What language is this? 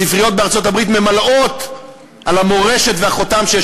Hebrew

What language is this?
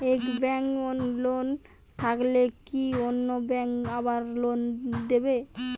Bangla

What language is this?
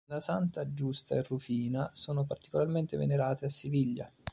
Italian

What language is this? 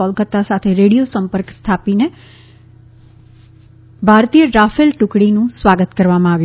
Gujarati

